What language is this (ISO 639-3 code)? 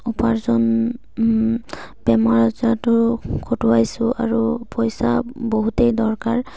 asm